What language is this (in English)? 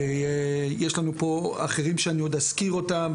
Hebrew